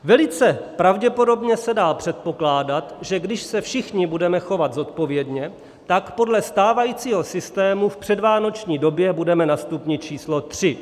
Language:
Czech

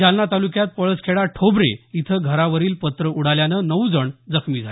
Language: Marathi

